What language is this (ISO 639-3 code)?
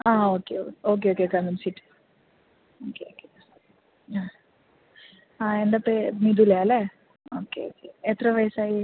mal